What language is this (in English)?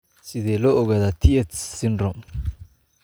Somali